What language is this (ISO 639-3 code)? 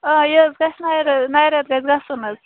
kas